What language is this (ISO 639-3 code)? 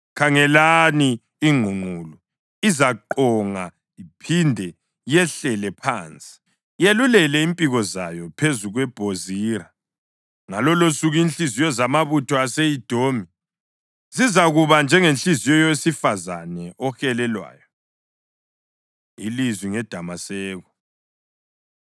nde